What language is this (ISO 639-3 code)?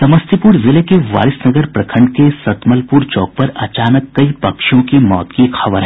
hin